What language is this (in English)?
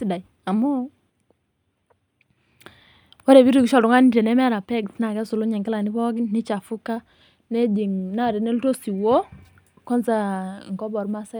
Masai